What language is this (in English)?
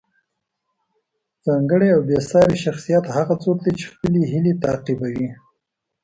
Pashto